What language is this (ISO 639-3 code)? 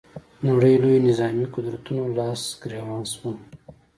pus